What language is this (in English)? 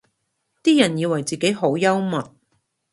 Cantonese